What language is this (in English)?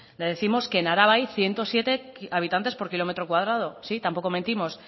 Spanish